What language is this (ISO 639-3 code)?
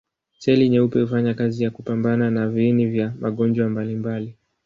swa